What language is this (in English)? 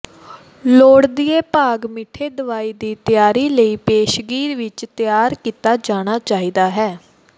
Punjabi